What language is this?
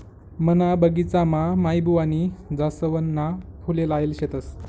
Marathi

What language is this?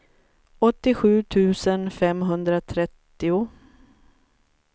Swedish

